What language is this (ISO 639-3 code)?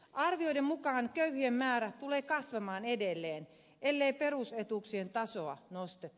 fin